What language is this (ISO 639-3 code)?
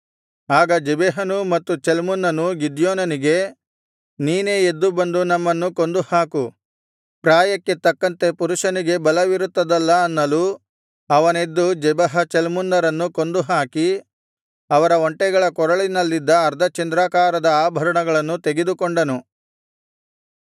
kan